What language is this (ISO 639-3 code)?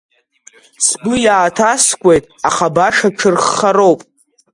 abk